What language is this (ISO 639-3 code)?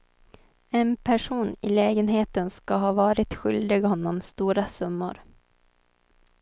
swe